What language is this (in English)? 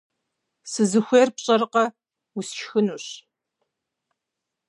Kabardian